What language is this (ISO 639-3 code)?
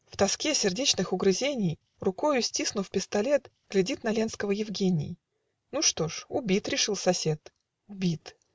rus